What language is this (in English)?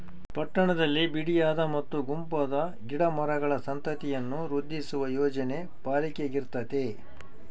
Kannada